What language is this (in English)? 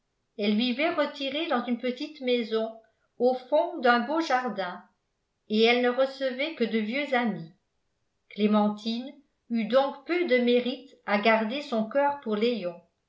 French